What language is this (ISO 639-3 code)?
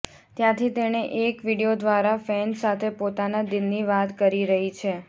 guj